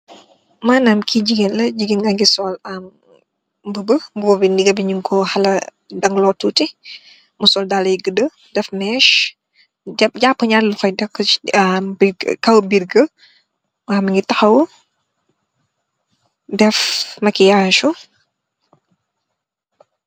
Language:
Wolof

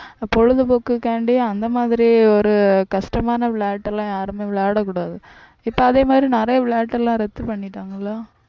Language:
Tamil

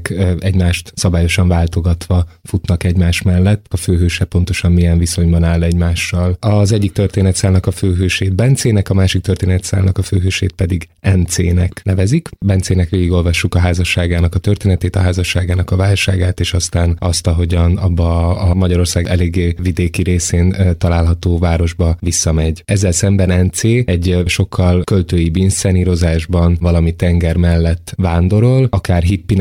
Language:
Hungarian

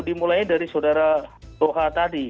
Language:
Indonesian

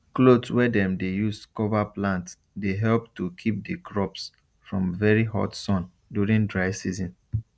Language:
Nigerian Pidgin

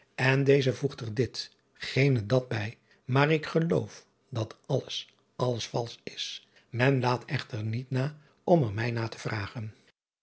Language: Dutch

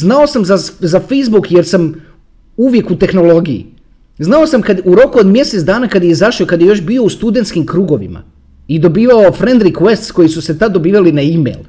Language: Croatian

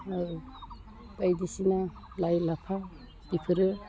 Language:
Bodo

